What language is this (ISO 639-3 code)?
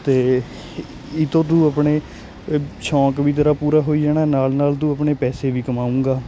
pan